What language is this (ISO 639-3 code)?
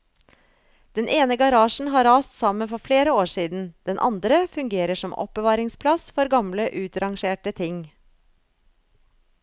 nor